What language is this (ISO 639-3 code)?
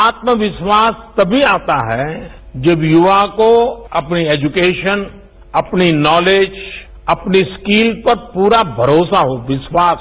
hin